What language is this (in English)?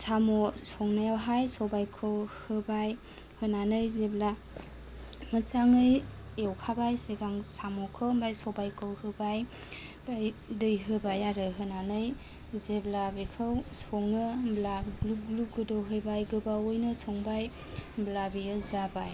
Bodo